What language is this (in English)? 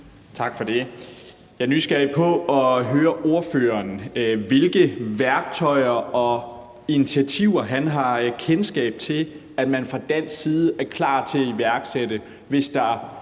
Danish